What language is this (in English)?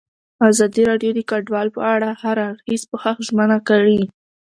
Pashto